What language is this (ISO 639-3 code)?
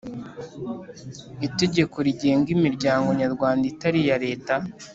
kin